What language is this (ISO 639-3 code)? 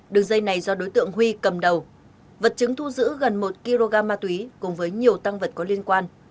vie